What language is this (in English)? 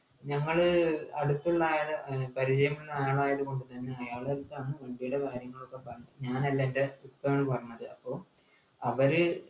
Malayalam